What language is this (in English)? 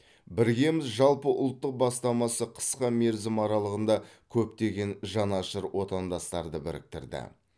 Kazakh